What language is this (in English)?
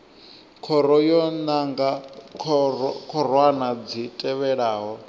Venda